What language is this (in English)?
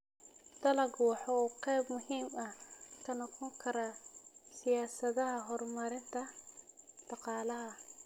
Somali